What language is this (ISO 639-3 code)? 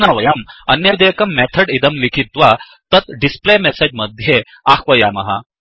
san